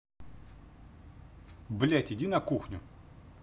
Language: Russian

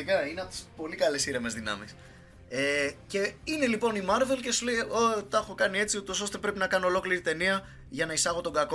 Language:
Greek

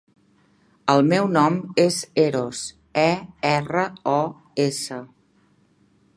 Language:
Catalan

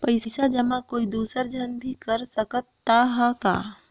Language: Chhattisgarhi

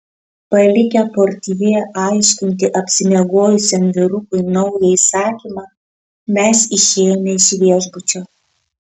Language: Lithuanian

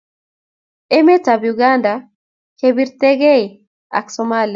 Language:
Kalenjin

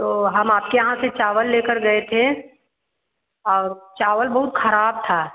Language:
Hindi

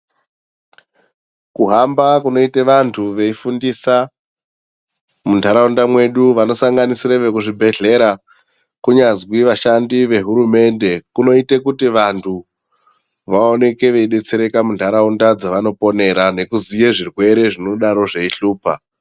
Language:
Ndau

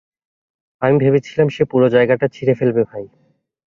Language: Bangla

